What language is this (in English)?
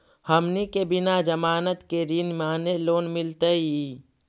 Magahi